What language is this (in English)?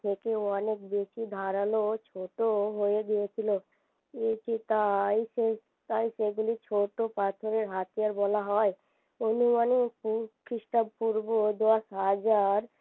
Bangla